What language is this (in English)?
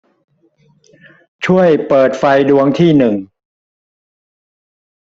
Thai